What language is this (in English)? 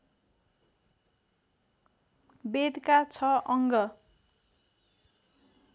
Nepali